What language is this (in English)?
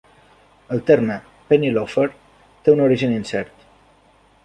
Catalan